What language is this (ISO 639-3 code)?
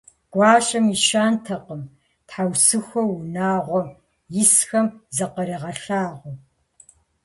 kbd